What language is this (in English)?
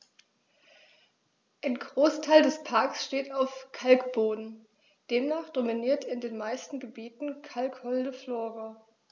German